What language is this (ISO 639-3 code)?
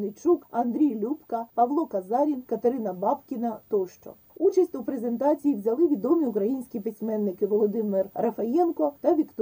ukr